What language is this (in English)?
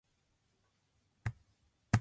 Japanese